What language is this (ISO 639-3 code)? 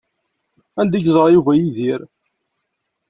kab